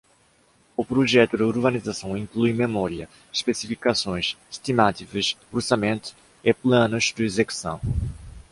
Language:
Portuguese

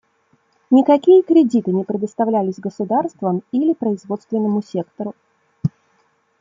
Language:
Russian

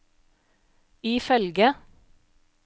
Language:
Norwegian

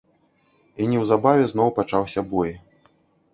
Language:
Belarusian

